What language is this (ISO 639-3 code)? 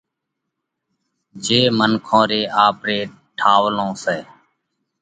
kvx